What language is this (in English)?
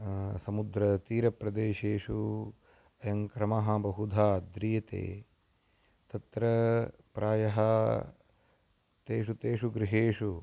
Sanskrit